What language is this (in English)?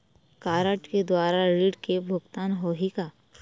Chhattisgarhi